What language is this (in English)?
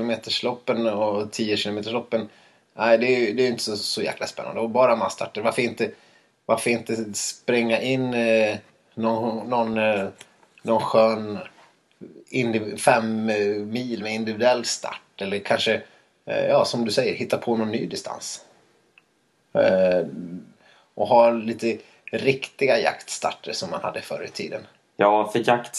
Swedish